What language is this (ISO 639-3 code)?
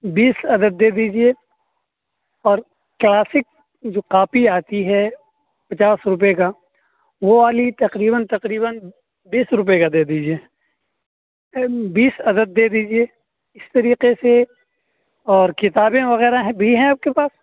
urd